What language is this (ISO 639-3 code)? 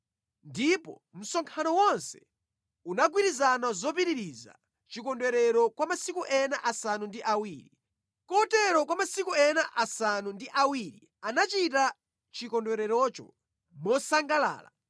nya